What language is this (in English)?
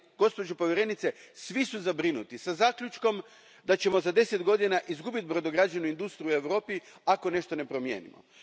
Croatian